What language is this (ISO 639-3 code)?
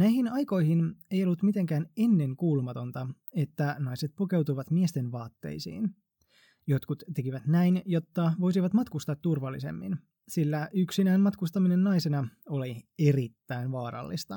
fin